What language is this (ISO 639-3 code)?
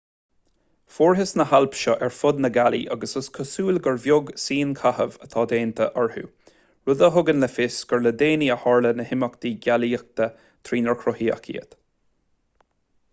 gle